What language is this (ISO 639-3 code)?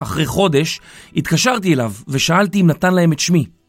heb